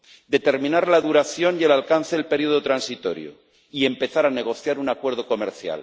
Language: Spanish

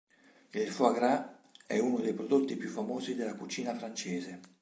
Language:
Italian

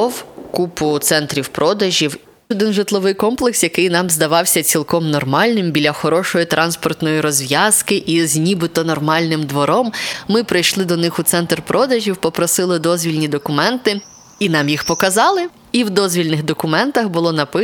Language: Ukrainian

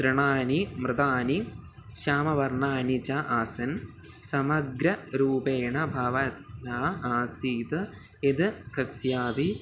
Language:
Sanskrit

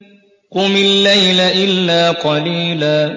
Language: Arabic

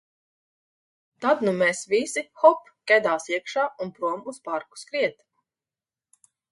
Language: Latvian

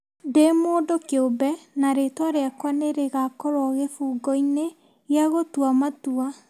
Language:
Kikuyu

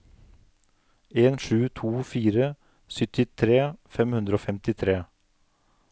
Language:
Norwegian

